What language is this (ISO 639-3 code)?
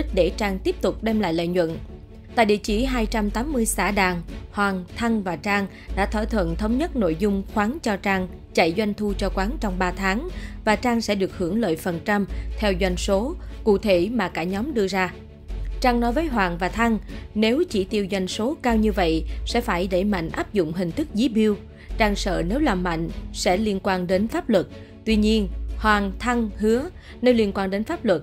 vie